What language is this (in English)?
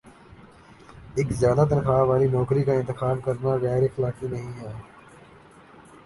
Urdu